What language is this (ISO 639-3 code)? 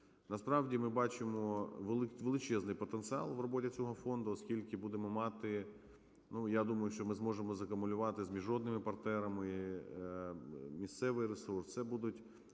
ukr